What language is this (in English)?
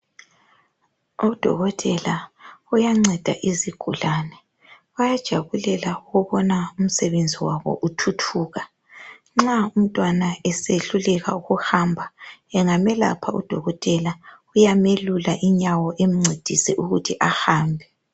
North Ndebele